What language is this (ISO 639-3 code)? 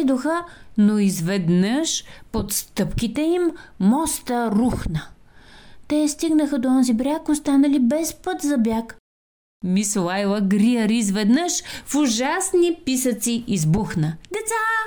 bul